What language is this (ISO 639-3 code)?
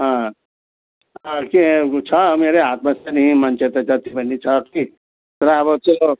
nep